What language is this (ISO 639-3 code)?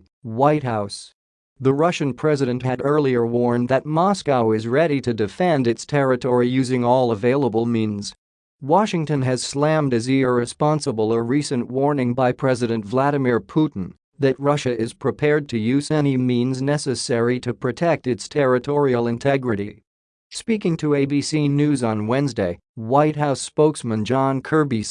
eng